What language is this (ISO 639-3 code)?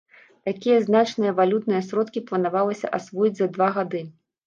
bel